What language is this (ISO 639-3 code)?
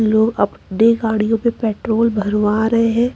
hin